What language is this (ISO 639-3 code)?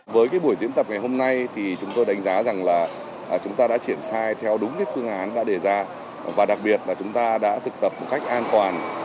vie